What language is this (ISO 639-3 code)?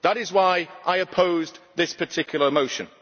eng